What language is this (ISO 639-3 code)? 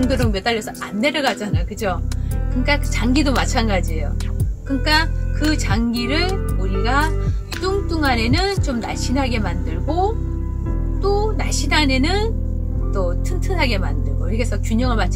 kor